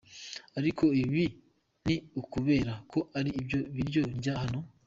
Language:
Kinyarwanda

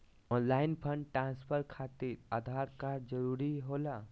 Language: Magahi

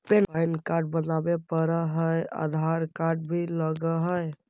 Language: Magahi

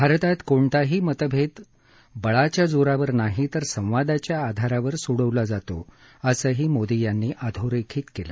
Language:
Marathi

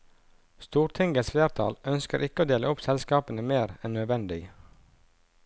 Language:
Norwegian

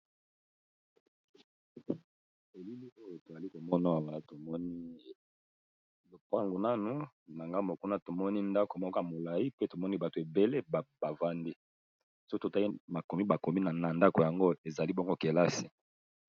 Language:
Lingala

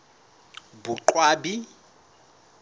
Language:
Southern Sotho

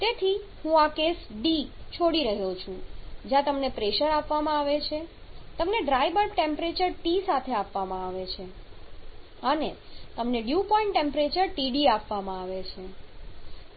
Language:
Gujarati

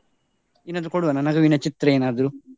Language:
Kannada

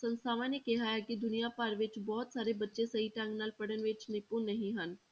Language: Punjabi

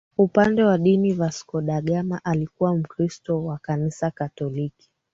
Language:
Swahili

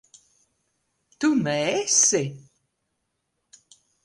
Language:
Latvian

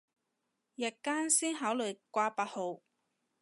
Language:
Cantonese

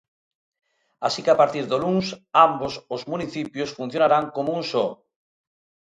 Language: Galician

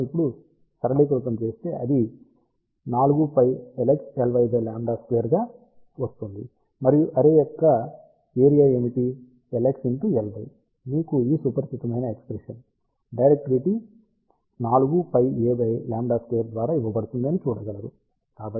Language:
Telugu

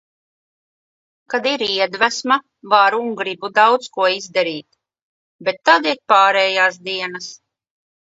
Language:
Latvian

